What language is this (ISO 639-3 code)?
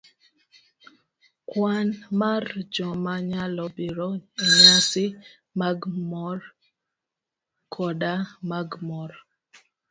luo